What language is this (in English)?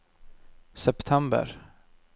Norwegian